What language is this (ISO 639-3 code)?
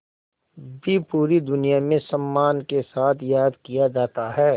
hin